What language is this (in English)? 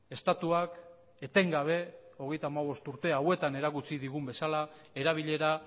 Basque